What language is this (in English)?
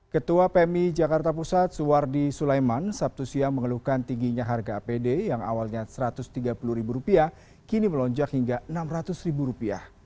Indonesian